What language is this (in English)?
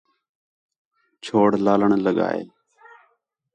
Khetrani